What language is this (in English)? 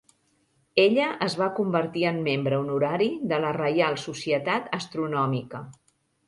Catalan